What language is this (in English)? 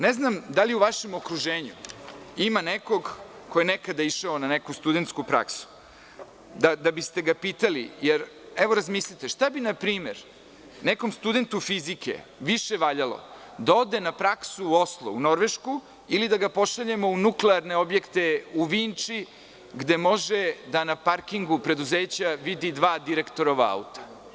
Serbian